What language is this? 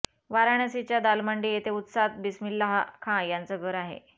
Marathi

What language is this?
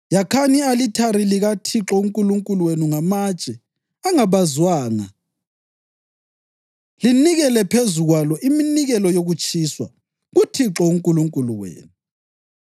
North Ndebele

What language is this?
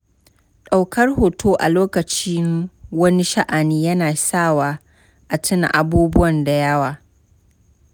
Hausa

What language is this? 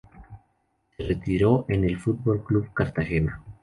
Spanish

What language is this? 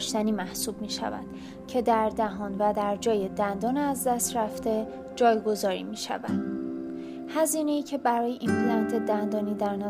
Persian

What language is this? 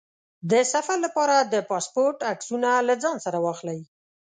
Pashto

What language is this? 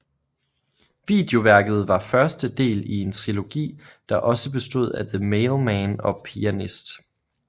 Danish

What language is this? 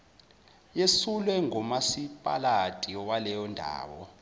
Zulu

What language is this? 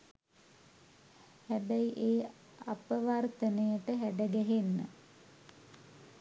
Sinhala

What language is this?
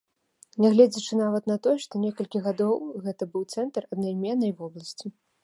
Belarusian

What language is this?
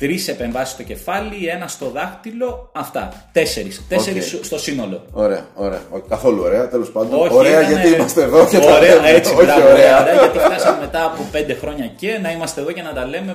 Greek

